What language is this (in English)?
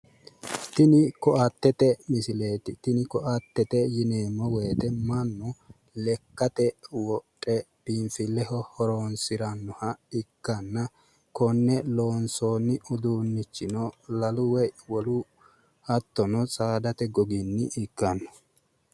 Sidamo